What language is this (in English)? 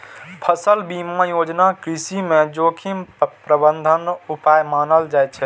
Maithili